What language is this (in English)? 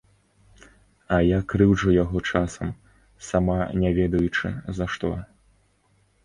Belarusian